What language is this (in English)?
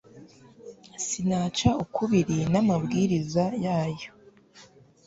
Kinyarwanda